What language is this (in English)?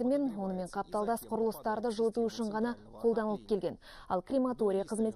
Russian